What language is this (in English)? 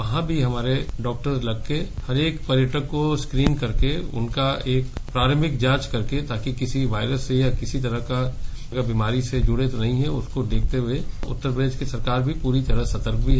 Hindi